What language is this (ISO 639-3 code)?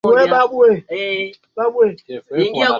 swa